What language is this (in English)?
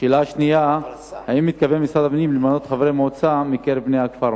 Hebrew